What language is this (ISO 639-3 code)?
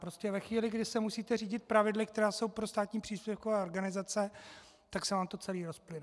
ces